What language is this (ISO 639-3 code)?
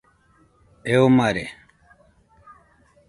hux